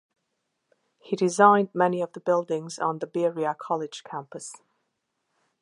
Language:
English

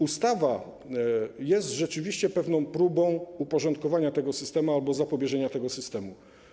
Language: Polish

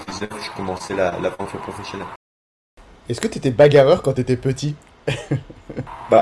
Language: French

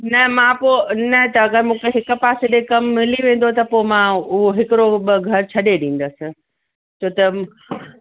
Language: Sindhi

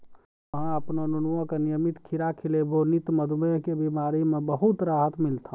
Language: Maithili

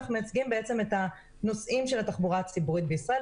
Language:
Hebrew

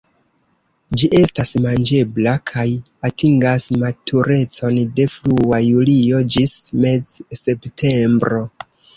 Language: Esperanto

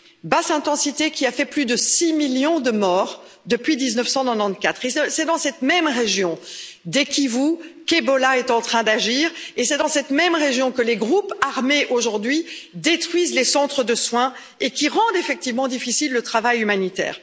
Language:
French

